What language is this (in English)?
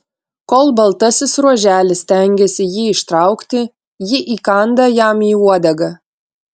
Lithuanian